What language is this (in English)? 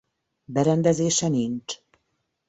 Hungarian